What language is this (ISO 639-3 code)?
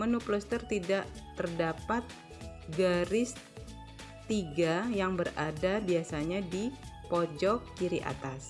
ind